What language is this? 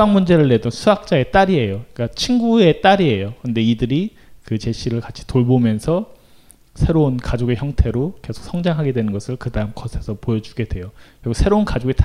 Korean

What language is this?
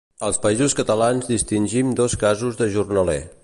Catalan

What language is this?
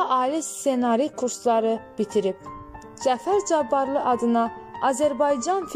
Turkish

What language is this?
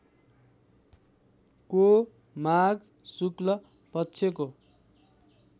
Nepali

